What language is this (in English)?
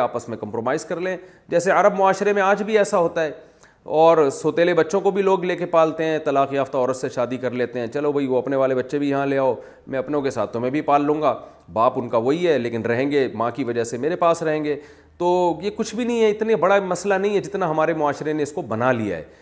Urdu